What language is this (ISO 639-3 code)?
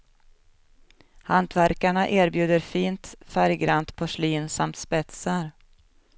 swe